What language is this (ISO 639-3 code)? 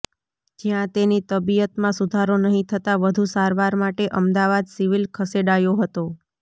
guj